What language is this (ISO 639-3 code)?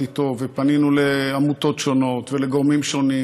heb